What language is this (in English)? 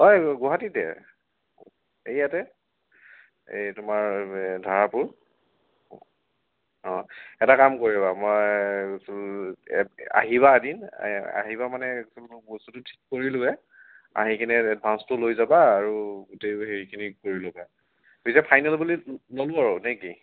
Assamese